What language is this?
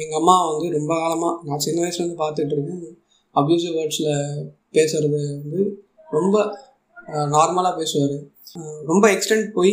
Tamil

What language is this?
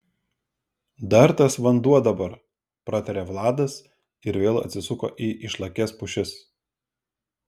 Lithuanian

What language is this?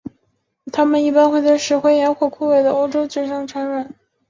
Chinese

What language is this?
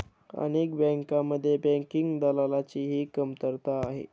Marathi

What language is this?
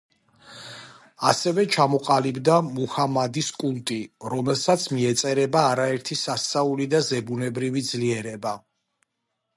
Georgian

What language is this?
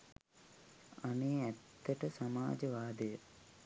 Sinhala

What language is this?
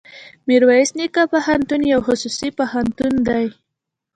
Pashto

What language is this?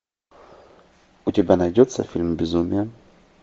Russian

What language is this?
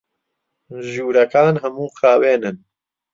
Central Kurdish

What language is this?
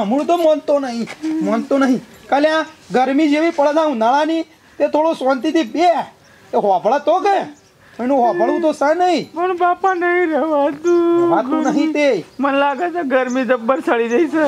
Gujarati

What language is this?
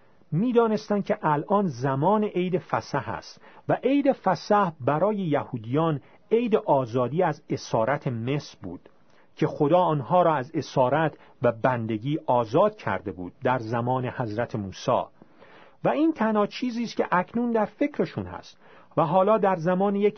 Persian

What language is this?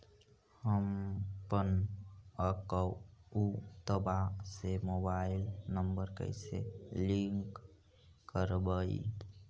Magahi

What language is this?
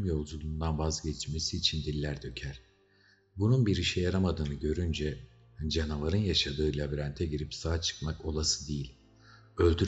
Turkish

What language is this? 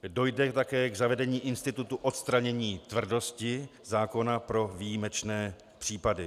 Czech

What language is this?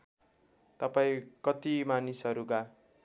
Nepali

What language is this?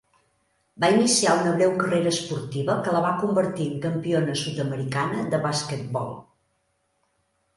Catalan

